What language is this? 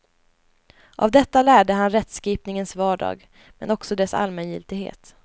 Swedish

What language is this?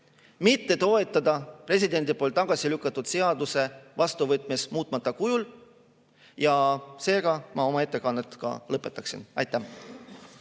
Estonian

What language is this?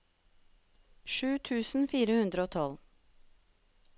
Norwegian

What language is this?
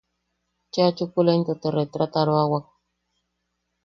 Yaqui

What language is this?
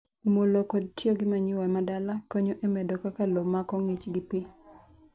Luo (Kenya and Tanzania)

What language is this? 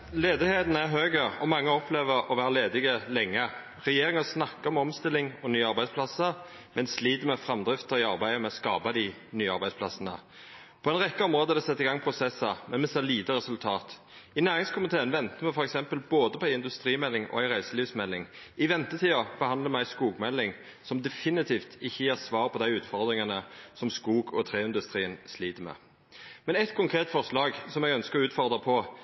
Norwegian Nynorsk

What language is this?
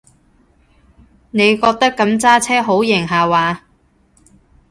Cantonese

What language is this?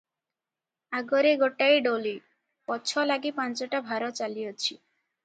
Odia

